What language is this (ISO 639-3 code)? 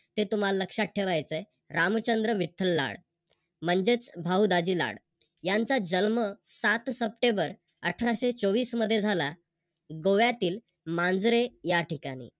mar